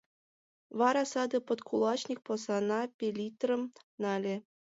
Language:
Mari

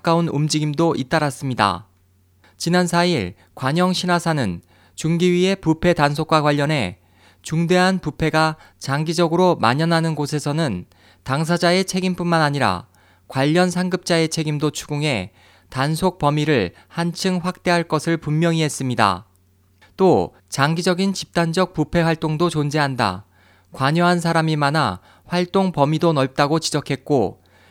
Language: Korean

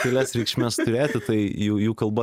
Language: Lithuanian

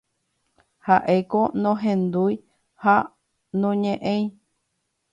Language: Guarani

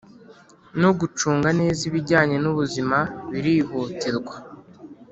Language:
Kinyarwanda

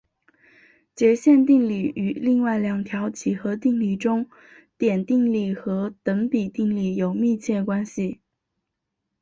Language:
Chinese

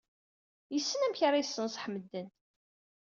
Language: Kabyle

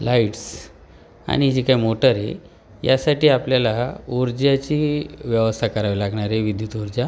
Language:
Marathi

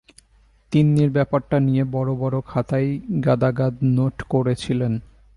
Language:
Bangla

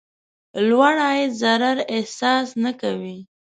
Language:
Pashto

